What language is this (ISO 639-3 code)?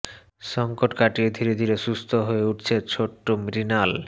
ben